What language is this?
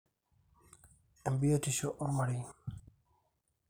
Masai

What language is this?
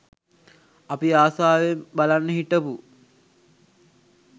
Sinhala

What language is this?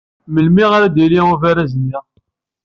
Kabyle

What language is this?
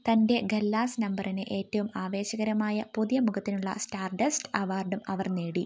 Malayalam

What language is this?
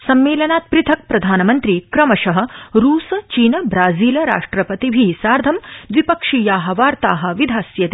Sanskrit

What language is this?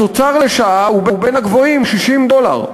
Hebrew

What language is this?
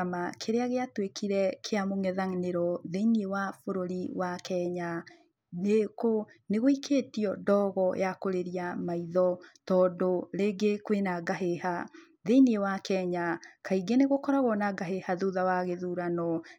Kikuyu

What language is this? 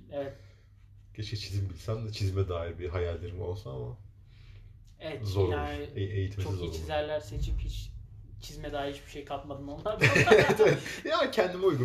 Turkish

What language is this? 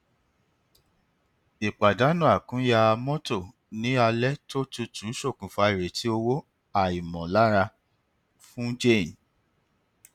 Yoruba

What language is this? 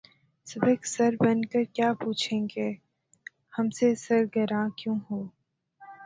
Urdu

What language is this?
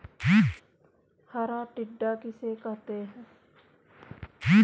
Hindi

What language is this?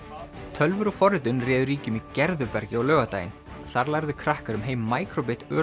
Icelandic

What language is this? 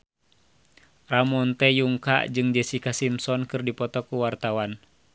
Sundanese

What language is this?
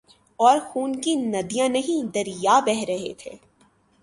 Urdu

